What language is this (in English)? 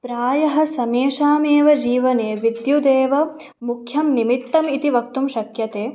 Sanskrit